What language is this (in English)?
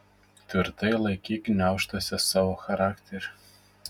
Lithuanian